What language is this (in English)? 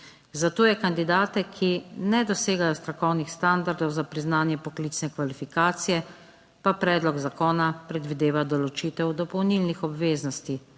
Slovenian